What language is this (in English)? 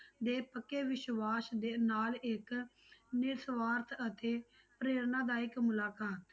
Punjabi